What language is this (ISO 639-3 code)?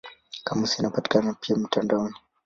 swa